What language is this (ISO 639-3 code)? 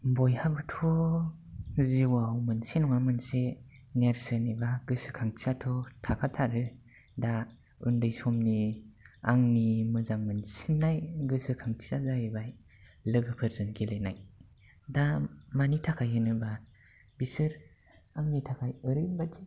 brx